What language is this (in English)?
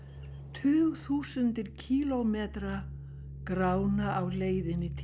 Icelandic